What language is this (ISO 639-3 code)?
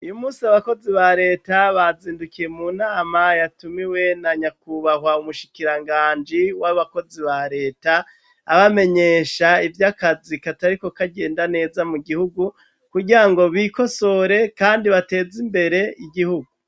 run